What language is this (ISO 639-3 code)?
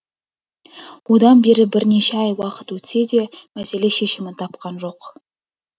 kaz